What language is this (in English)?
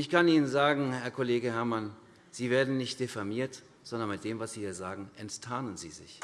German